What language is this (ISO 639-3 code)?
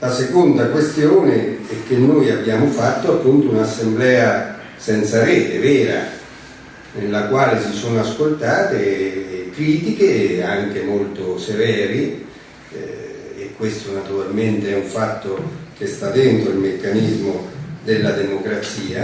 ita